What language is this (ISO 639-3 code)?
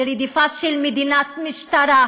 heb